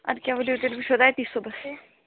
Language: Kashmiri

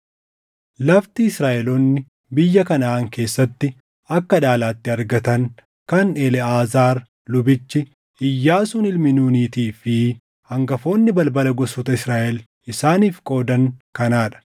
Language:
Oromo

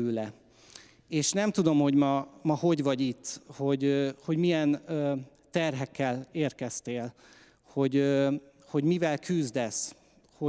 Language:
Hungarian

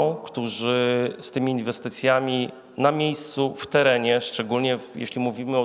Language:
Polish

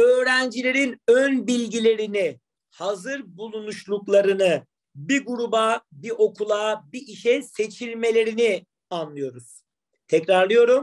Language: Turkish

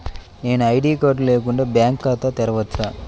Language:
Telugu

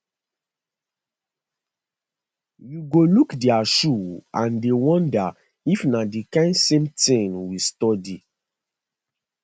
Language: Nigerian Pidgin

